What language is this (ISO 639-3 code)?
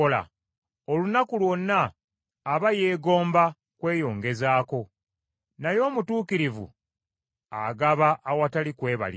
lug